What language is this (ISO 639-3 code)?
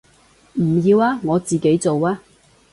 yue